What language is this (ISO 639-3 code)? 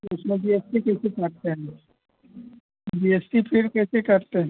hin